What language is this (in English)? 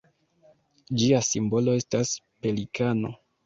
Esperanto